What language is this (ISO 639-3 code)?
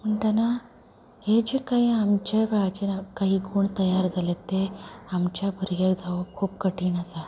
kok